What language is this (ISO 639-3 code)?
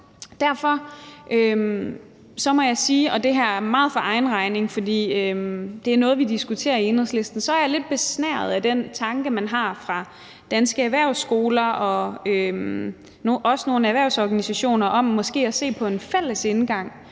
dan